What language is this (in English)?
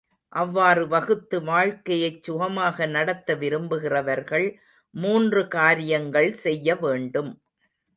Tamil